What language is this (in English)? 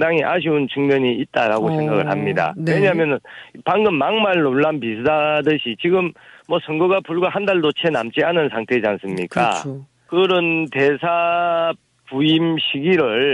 Korean